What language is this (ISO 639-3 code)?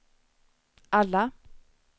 swe